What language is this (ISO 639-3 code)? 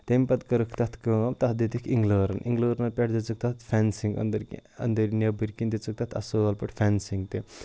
kas